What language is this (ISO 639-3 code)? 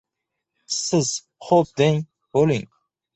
uzb